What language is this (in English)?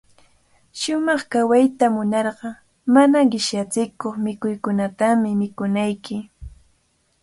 Cajatambo North Lima Quechua